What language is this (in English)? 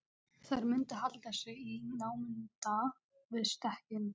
Icelandic